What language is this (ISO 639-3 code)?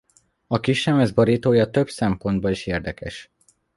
hun